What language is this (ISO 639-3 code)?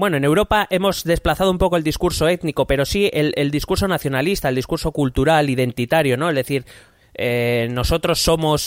spa